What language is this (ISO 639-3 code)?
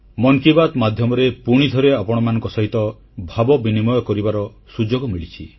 ori